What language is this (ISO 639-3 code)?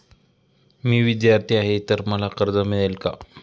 mar